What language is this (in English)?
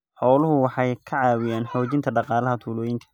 Somali